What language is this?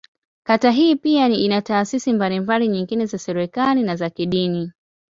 Swahili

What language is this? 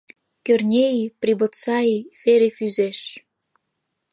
Mari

